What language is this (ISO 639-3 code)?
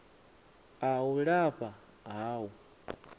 ven